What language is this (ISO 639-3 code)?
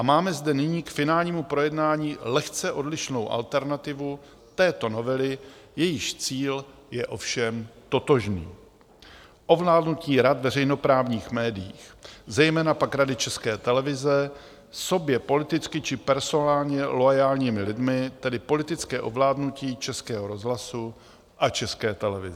ces